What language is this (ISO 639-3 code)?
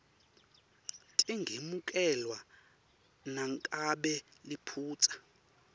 ssw